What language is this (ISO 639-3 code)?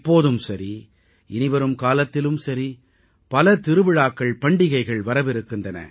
tam